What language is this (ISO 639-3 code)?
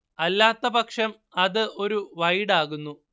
mal